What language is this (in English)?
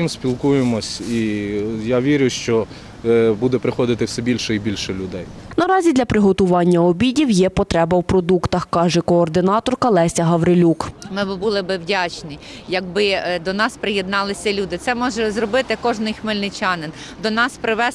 Ukrainian